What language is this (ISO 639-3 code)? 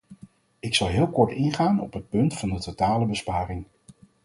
nld